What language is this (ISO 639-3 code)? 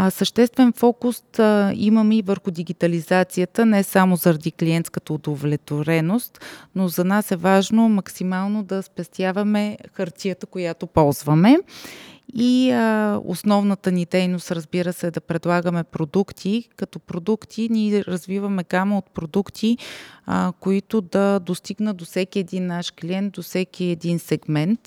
bul